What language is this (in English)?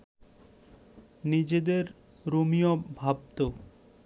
Bangla